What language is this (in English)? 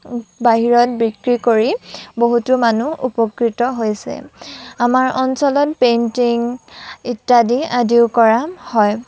Assamese